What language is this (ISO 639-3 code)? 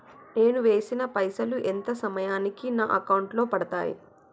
tel